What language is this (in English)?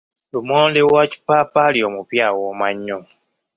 Ganda